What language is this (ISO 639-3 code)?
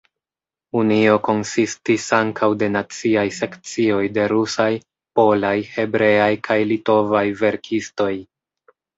epo